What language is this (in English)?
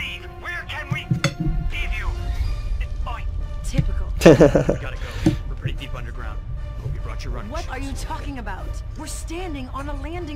Polish